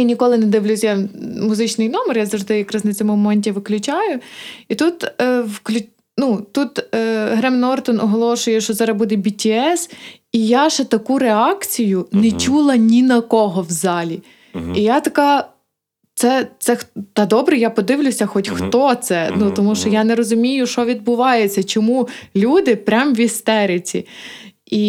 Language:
Ukrainian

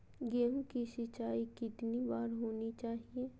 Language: Magahi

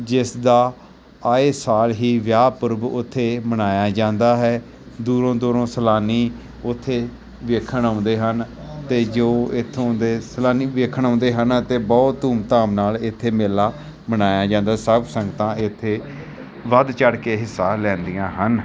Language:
Punjabi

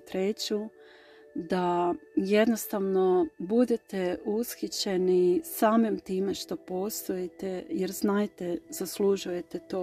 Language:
Croatian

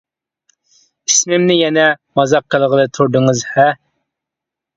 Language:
Uyghur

